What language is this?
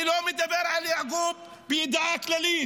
Hebrew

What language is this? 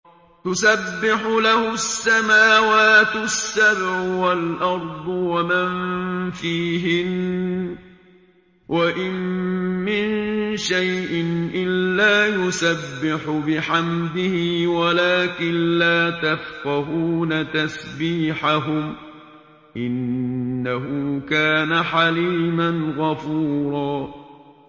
Arabic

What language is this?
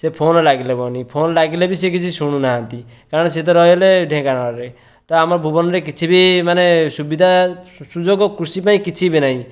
Odia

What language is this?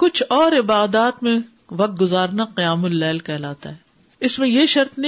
Urdu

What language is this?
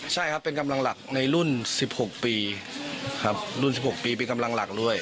Thai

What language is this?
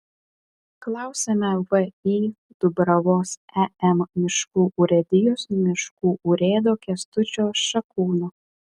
Lithuanian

